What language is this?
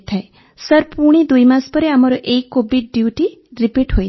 Odia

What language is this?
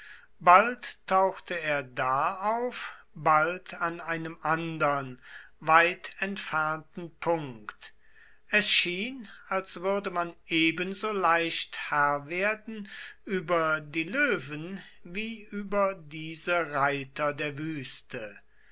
German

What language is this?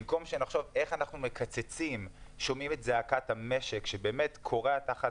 Hebrew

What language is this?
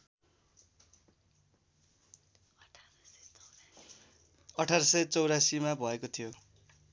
Nepali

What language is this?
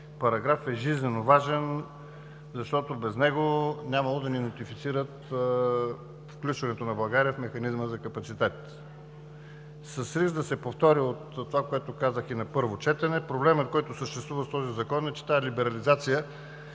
Bulgarian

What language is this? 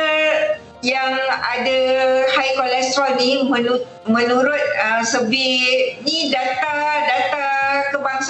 Malay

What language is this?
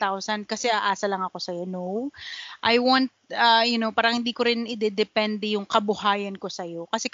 Filipino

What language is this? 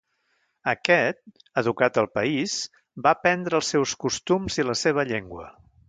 Catalan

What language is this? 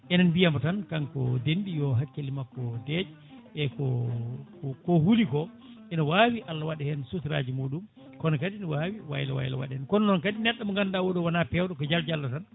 Fula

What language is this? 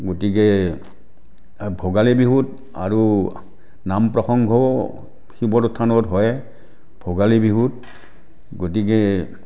Assamese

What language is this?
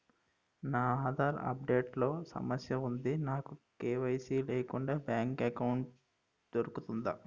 Telugu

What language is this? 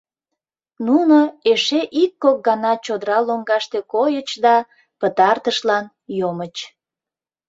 Mari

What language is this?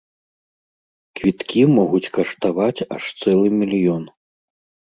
Belarusian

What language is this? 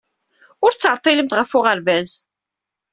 Kabyle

